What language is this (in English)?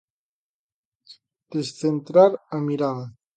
Galician